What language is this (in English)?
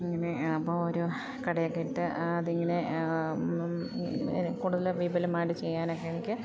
Malayalam